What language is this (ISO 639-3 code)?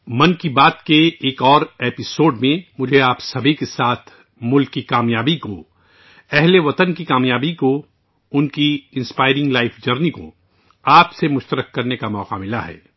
urd